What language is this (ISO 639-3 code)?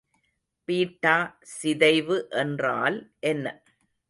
tam